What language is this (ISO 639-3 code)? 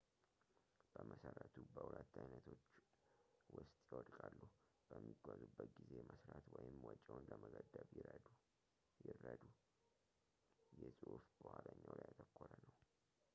amh